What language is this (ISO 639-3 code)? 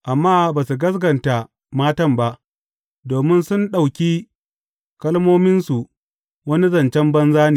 hau